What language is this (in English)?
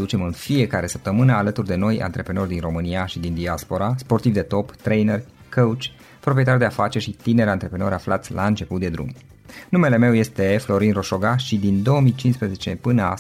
Romanian